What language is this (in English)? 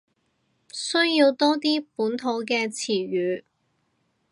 Cantonese